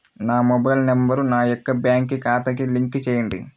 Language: Telugu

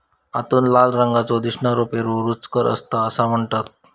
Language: Marathi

